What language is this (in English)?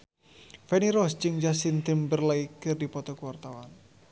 Sundanese